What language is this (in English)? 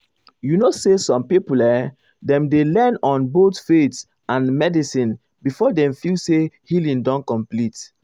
Nigerian Pidgin